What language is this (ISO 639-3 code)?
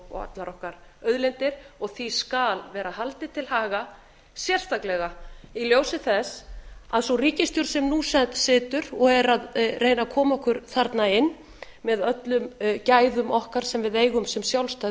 isl